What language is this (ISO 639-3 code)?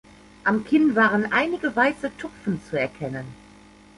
deu